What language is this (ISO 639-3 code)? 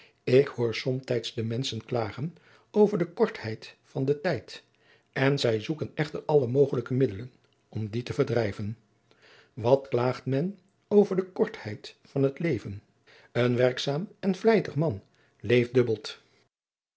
nld